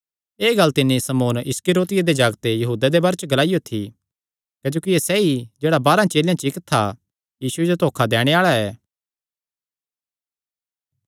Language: Kangri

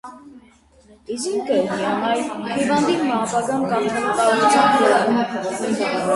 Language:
Armenian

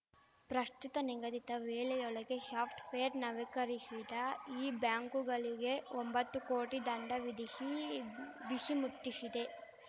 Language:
Kannada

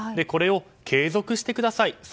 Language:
Japanese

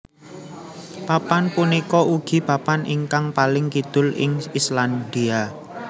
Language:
Javanese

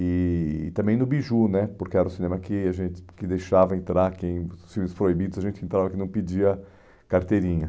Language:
Portuguese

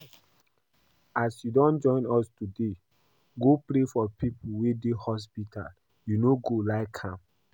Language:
Nigerian Pidgin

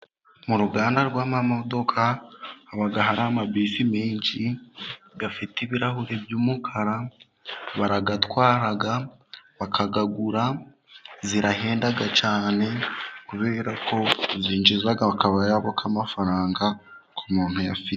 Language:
Kinyarwanda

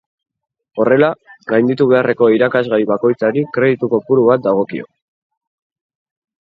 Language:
Basque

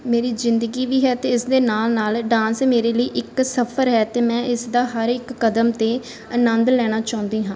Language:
Punjabi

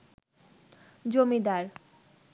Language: Bangla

